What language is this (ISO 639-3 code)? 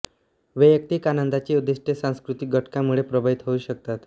mar